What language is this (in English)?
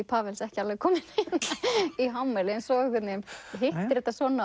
Icelandic